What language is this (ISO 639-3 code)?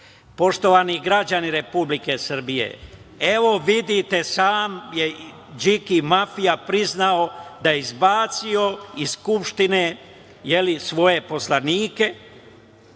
srp